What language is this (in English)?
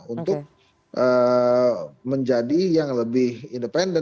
Indonesian